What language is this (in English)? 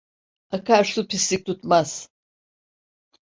Turkish